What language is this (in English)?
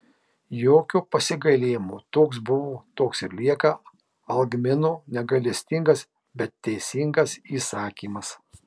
Lithuanian